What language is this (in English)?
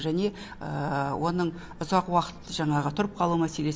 Kazakh